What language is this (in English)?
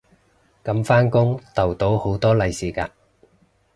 Cantonese